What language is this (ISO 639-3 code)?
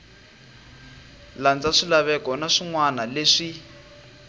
tso